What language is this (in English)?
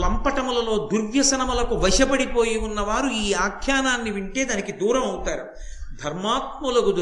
Telugu